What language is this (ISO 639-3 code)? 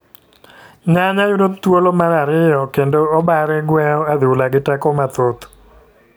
luo